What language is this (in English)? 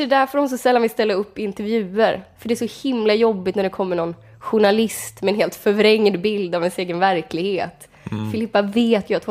Swedish